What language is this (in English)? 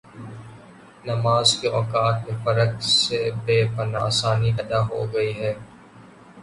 Urdu